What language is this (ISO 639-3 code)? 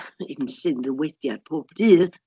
cym